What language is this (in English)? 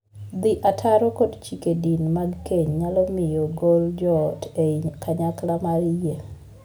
Luo (Kenya and Tanzania)